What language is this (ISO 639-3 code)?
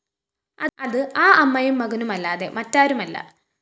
mal